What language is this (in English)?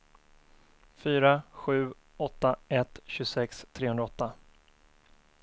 Swedish